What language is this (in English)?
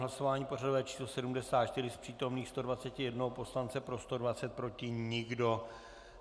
Czech